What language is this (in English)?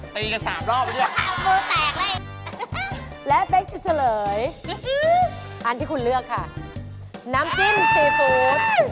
Thai